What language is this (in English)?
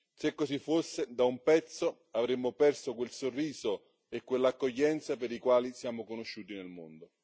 Italian